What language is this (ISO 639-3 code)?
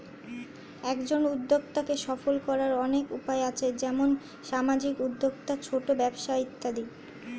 ben